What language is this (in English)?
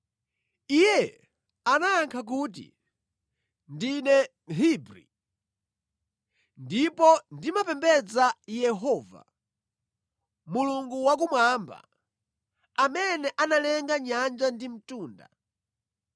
Nyanja